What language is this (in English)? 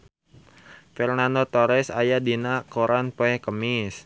Sundanese